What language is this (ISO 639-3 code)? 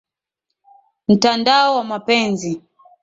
swa